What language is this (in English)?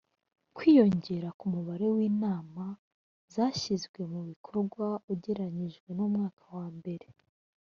Kinyarwanda